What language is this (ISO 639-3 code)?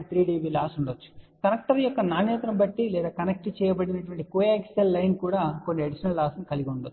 tel